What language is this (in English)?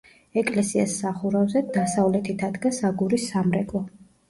Georgian